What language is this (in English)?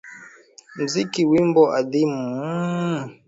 Swahili